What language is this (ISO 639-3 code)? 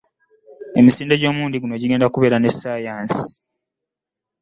lug